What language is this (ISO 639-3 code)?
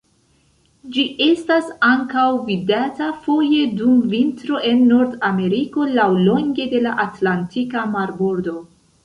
epo